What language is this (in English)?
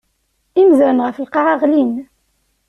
Kabyle